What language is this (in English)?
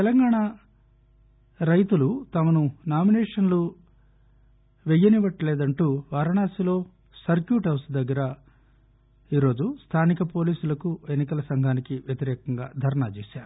Telugu